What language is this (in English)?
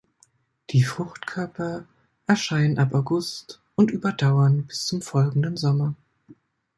German